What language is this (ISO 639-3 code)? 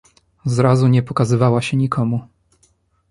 pol